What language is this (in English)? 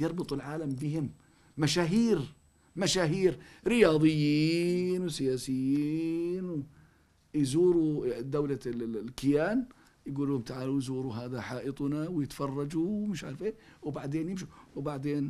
Arabic